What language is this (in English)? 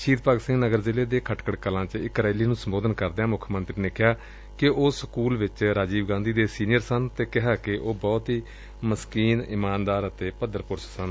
Punjabi